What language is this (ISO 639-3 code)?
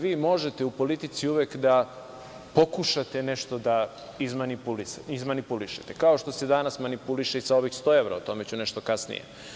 srp